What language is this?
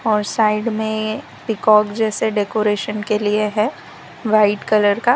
Hindi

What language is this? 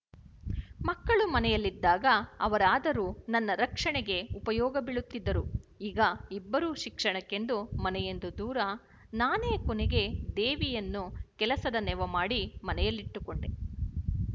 Kannada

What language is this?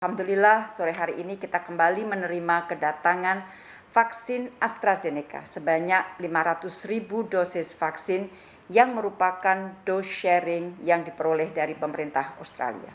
Indonesian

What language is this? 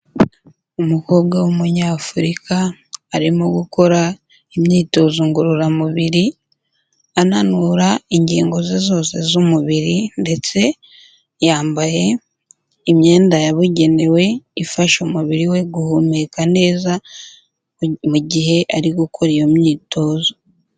Kinyarwanda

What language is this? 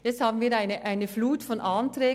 Swiss German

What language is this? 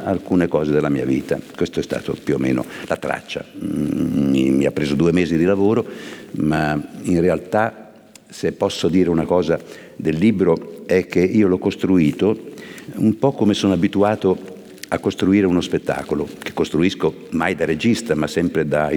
Italian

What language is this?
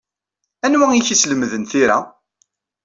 Kabyle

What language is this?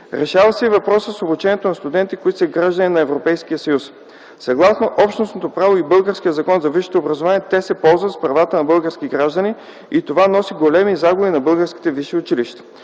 Bulgarian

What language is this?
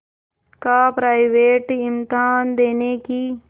Hindi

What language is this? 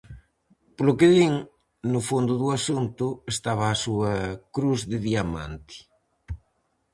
Galician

